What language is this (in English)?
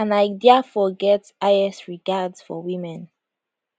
Nigerian Pidgin